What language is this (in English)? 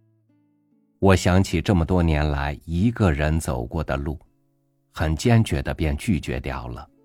Chinese